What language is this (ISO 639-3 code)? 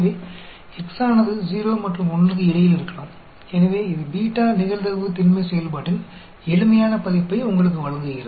hin